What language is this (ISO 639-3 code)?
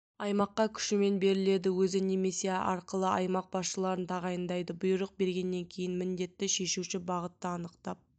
kaz